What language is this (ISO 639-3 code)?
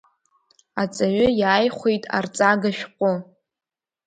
abk